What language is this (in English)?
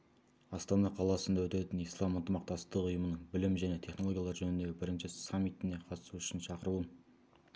Kazakh